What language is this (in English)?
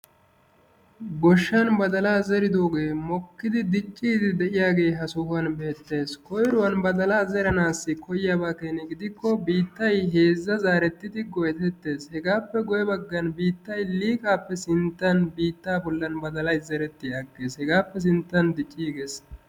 Wolaytta